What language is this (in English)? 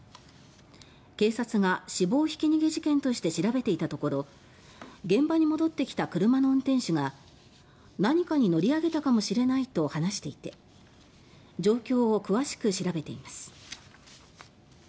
Japanese